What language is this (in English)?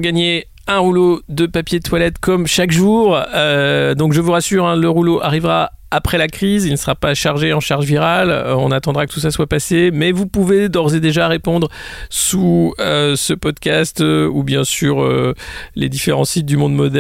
French